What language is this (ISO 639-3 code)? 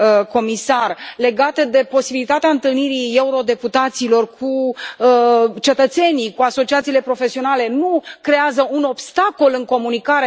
ron